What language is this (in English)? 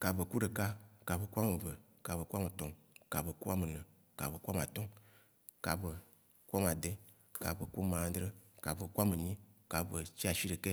Waci Gbe